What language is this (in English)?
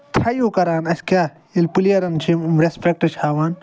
Kashmiri